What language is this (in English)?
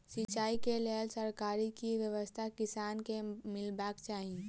Maithili